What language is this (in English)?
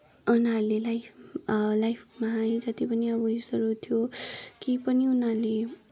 Nepali